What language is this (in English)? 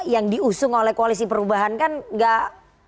Indonesian